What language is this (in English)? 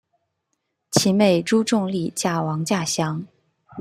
Chinese